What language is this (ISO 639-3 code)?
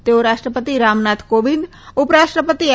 guj